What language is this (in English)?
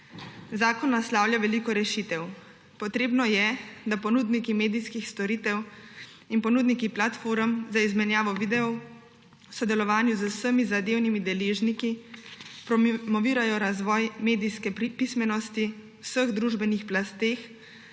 Slovenian